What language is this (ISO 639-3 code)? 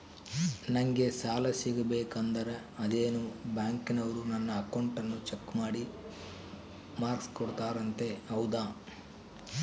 kan